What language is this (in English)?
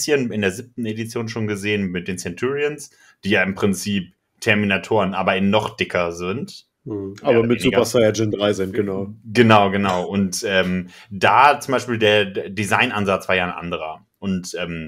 German